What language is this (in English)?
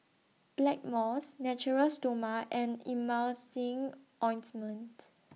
English